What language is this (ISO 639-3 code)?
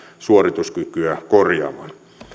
fin